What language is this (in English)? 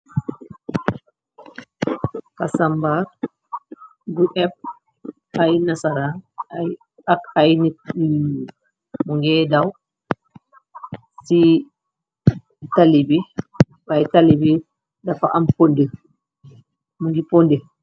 Wolof